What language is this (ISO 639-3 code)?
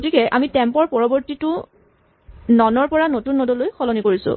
asm